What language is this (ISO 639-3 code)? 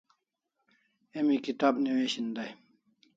kls